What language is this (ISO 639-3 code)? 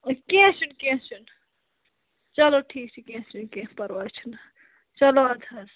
kas